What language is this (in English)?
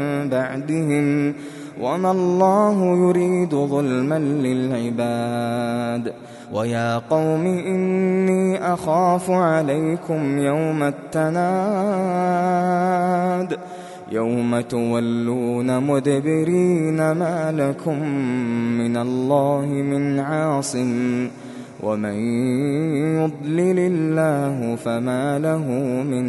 Arabic